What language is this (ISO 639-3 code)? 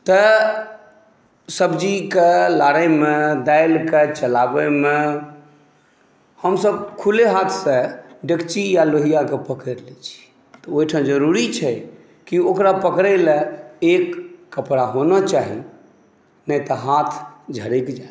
mai